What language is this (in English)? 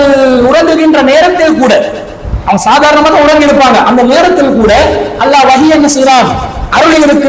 Tamil